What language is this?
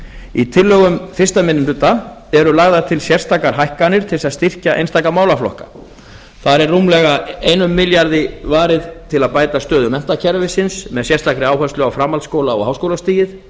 Icelandic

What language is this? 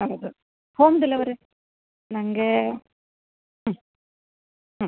Kannada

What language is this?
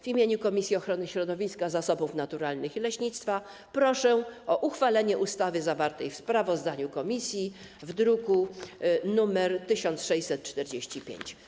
Polish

